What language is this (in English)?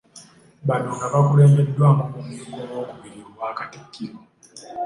Ganda